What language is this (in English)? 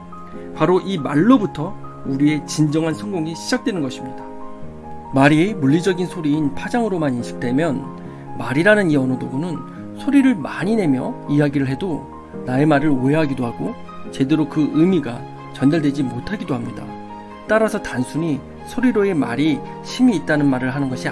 Korean